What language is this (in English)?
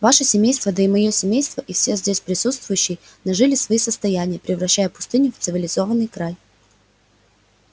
Russian